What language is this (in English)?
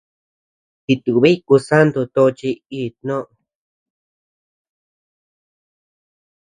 Tepeuxila Cuicatec